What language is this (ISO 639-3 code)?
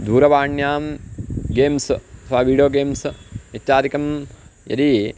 san